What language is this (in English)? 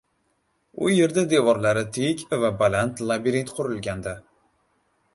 Uzbek